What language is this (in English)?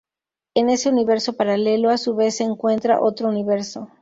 Spanish